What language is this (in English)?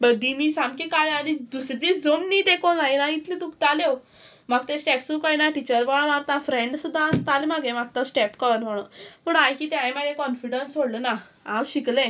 Konkani